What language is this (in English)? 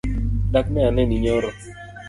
Luo (Kenya and Tanzania)